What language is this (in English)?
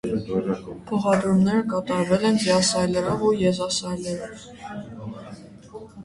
Armenian